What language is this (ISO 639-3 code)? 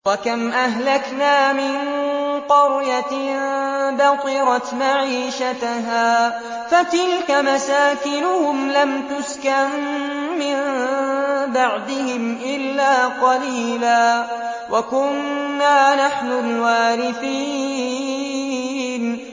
ara